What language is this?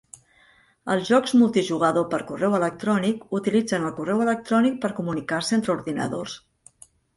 Catalan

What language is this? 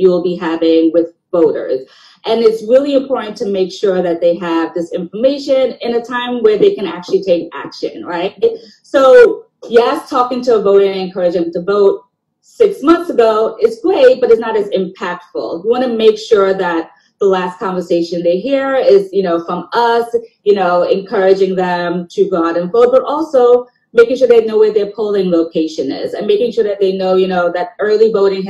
English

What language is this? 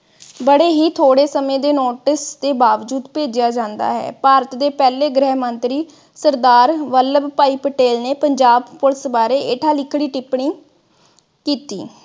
Punjabi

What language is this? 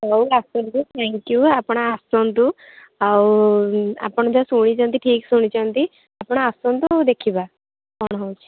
Odia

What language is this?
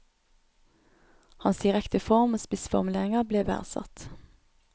Norwegian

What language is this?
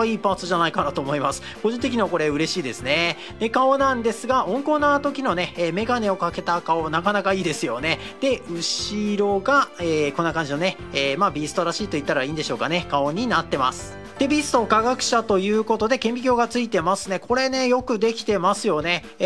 Japanese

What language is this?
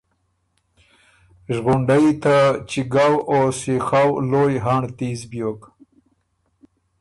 Ormuri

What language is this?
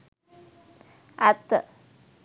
Sinhala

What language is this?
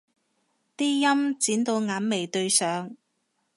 Cantonese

